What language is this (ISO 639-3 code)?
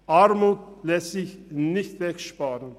gsw